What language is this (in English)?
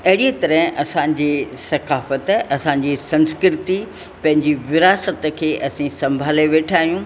Sindhi